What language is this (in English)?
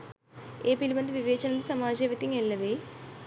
Sinhala